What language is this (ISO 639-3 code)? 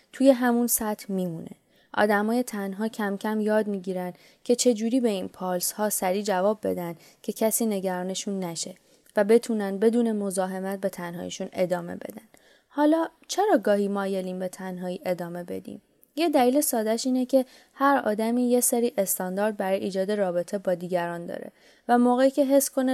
fas